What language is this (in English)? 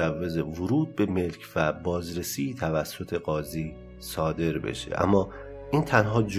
Persian